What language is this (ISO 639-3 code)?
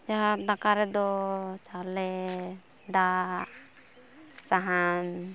sat